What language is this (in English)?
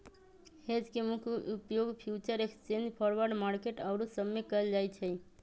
Magahi